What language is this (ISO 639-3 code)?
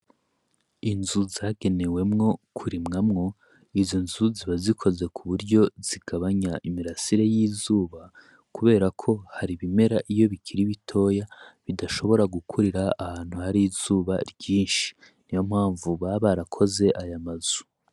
run